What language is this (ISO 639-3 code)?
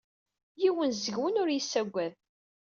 kab